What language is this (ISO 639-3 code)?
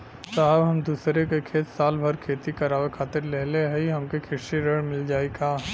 bho